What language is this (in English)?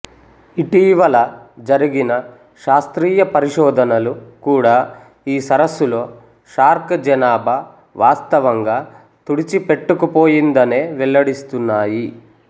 Telugu